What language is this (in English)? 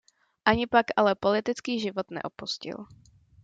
Czech